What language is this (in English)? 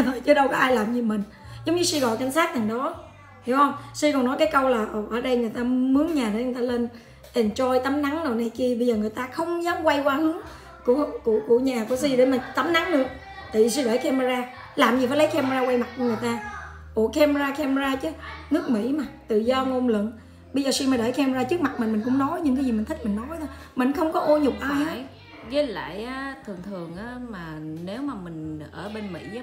Vietnamese